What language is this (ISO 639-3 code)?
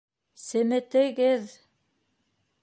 bak